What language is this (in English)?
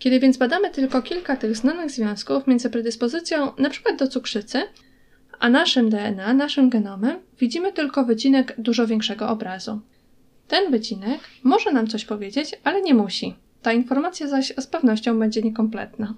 Polish